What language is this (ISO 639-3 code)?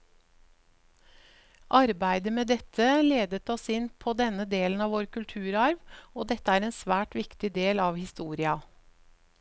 nor